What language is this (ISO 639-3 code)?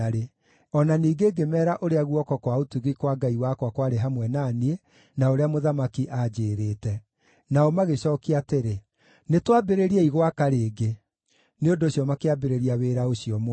kik